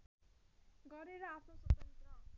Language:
Nepali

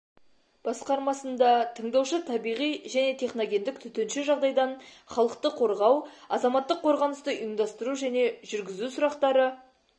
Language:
Kazakh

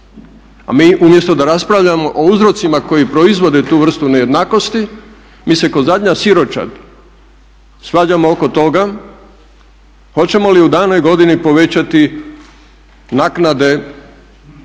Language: Croatian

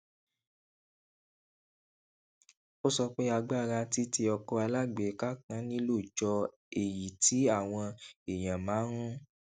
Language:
Yoruba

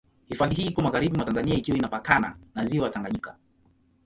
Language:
Swahili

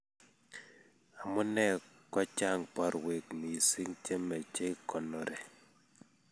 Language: Kalenjin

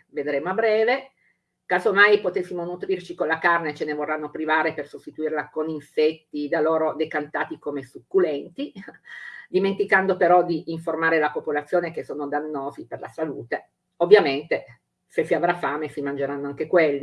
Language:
Italian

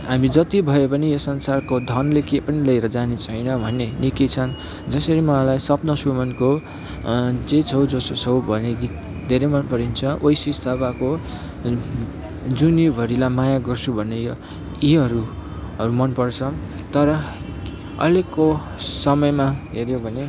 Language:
Nepali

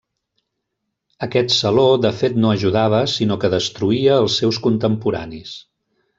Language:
Catalan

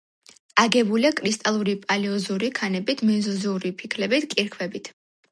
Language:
Georgian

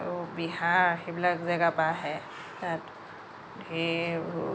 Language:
Assamese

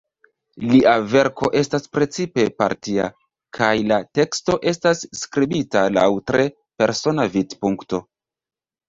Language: Esperanto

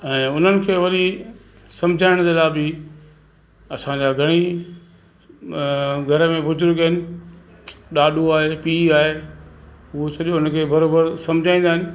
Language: Sindhi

